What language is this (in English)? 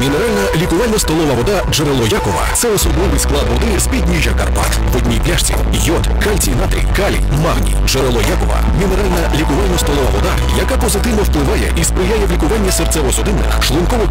Russian